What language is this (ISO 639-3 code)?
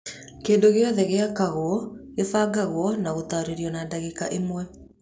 kik